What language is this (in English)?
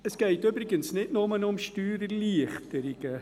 Swiss German